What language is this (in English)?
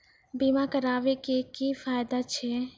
Maithili